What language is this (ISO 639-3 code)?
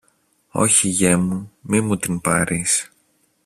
ell